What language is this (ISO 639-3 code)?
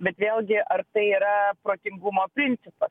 lit